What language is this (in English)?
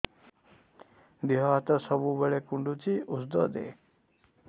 Odia